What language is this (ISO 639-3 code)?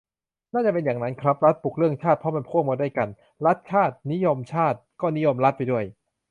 tha